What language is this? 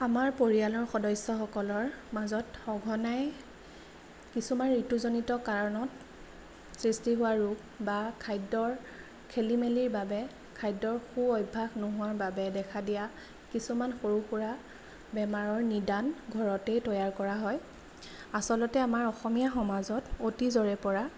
Assamese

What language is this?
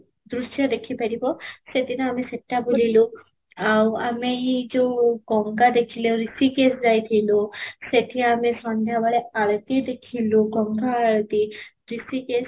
Odia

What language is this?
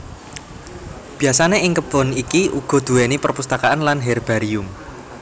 Javanese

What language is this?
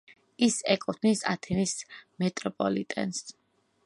Georgian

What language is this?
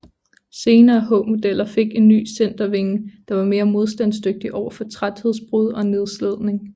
Danish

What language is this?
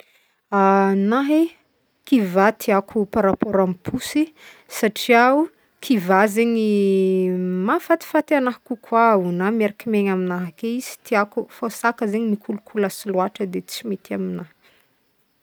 Northern Betsimisaraka Malagasy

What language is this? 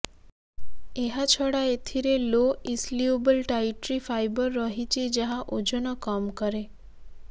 Odia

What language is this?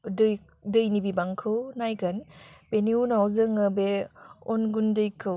Bodo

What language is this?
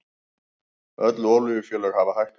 Icelandic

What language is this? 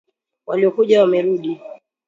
Swahili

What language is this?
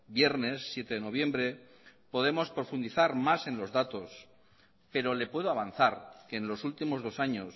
Spanish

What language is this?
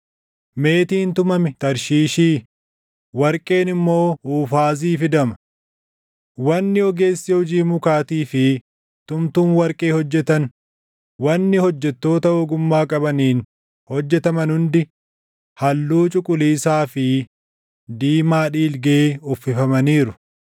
Oromo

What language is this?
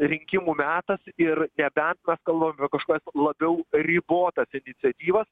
Lithuanian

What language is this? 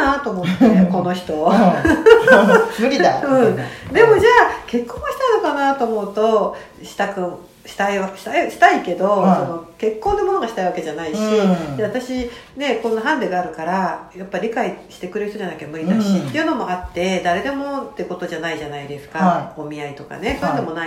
Japanese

